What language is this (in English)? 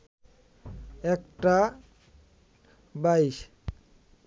Bangla